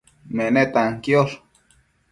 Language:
Matsés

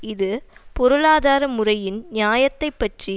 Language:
Tamil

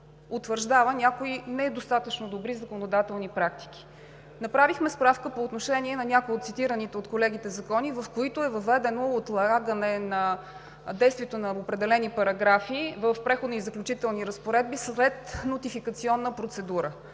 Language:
Bulgarian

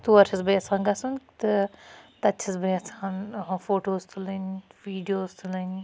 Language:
Kashmiri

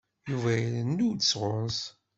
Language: Kabyle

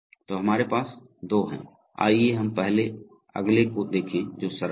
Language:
Hindi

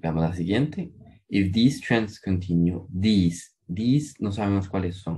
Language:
Spanish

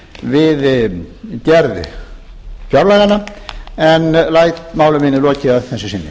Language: Icelandic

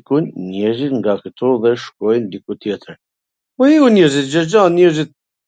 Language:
Gheg Albanian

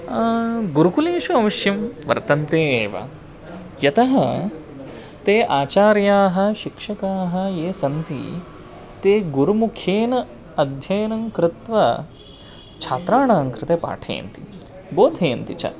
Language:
Sanskrit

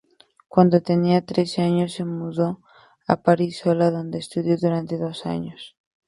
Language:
Spanish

